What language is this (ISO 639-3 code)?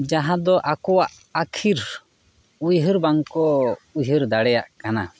sat